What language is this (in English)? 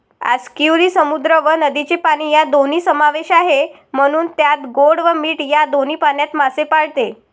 Marathi